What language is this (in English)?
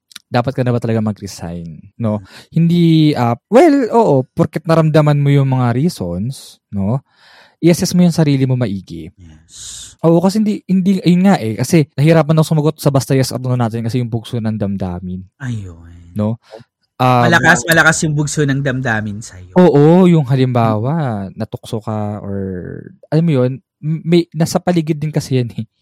Filipino